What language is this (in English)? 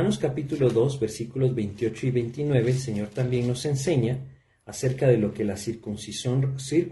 Spanish